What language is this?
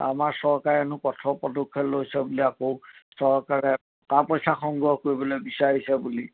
Assamese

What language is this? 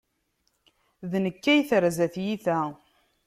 Kabyle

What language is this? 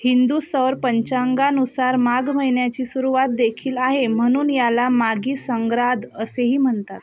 Marathi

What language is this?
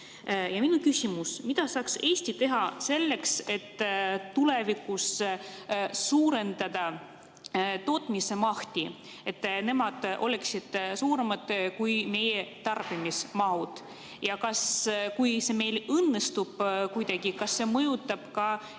Estonian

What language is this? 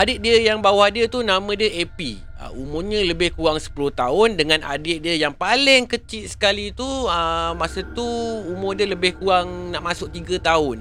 Malay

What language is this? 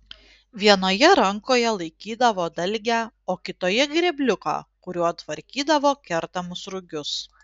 Lithuanian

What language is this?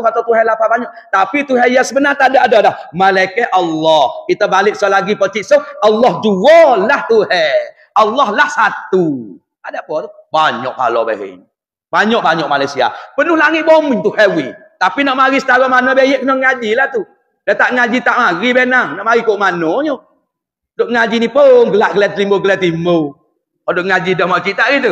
Malay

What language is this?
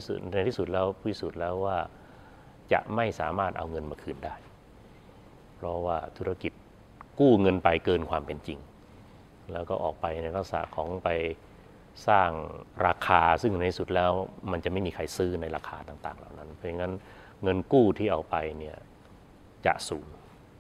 Thai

